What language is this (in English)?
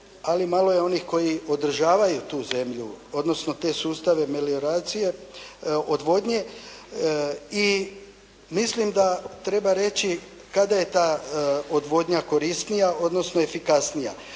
Croatian